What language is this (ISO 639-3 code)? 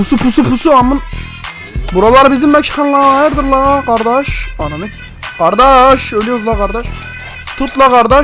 tur